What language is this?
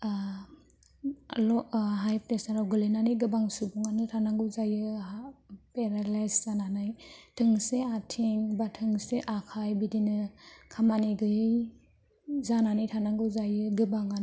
Bodo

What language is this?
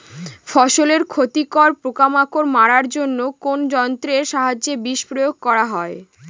Bangla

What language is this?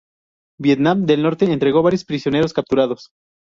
Spanish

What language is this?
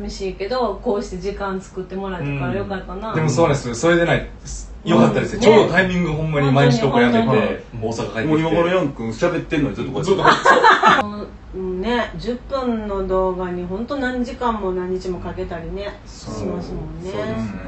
Japanese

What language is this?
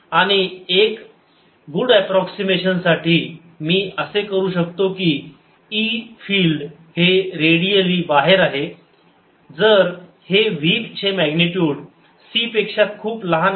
Marathi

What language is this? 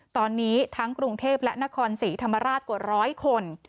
Thai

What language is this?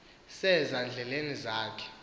Xhosa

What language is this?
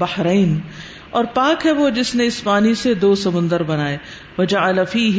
Urdu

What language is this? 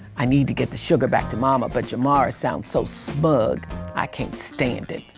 English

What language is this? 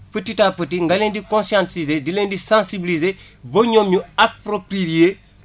Wolof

